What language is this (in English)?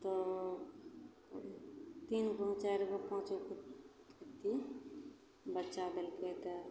Maithili